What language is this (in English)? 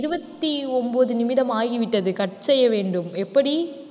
Tamil